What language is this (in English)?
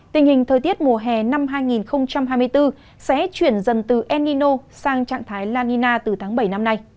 Vietnamese